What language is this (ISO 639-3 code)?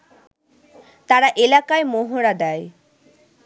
ben